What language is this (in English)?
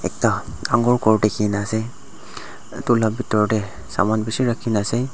Naga Pidgin